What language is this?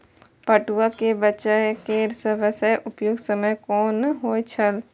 Maithili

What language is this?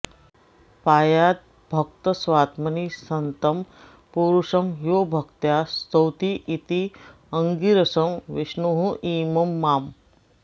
Sanskrit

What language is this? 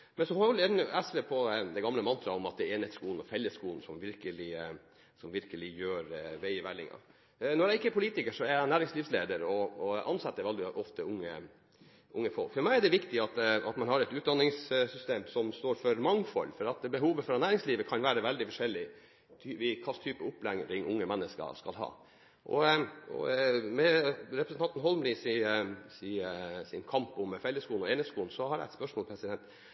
Norwegian Bokmål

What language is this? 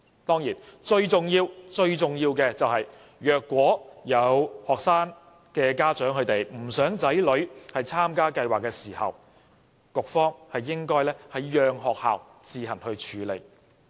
Cantonese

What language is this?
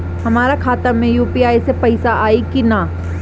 Bhojpuri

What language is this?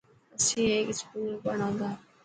Dhatki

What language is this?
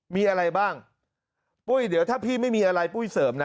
Thai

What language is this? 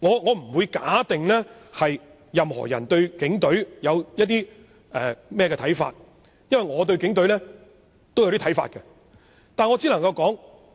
Cantonese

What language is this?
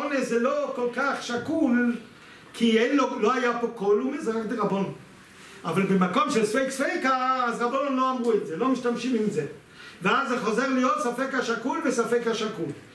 Hebrew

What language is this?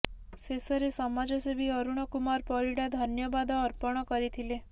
Odia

